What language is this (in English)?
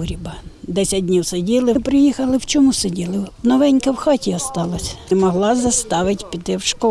Ukrainian